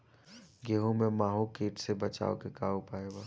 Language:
Bhojpuri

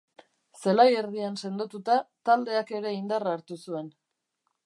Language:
Basque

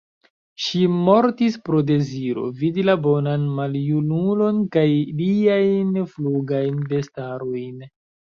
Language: Esperanto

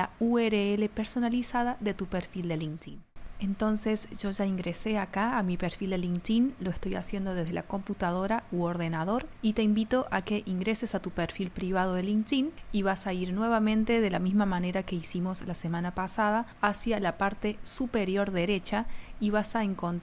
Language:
Spanish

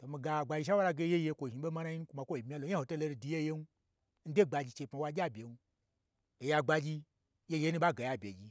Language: Gbagyi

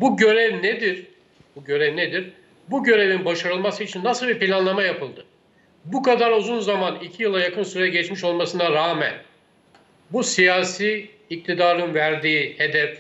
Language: Turkish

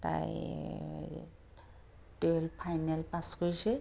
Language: Assamese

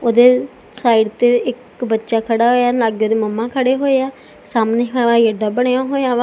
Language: Punjabi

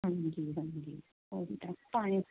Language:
Punjabi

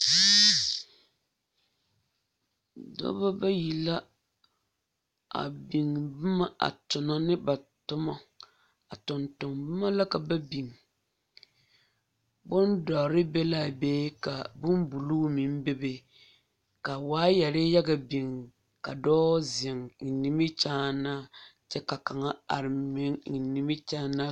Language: Southern Dagaare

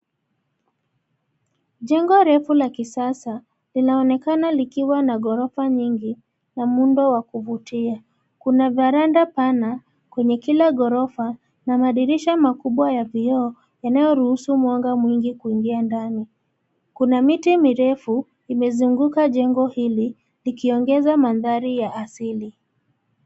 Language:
Swahili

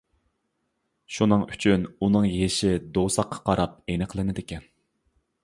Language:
Uyghur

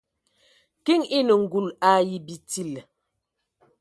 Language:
Ewondo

